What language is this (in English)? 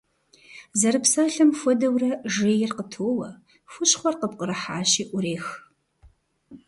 Kabardian